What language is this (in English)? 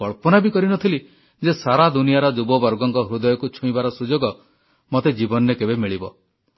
Odia